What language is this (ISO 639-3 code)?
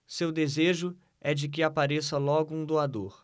por